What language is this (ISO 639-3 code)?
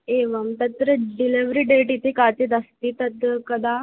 san